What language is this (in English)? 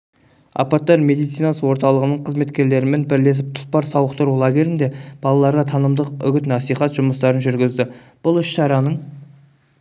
Kazakh